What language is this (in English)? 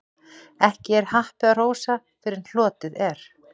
Icelandic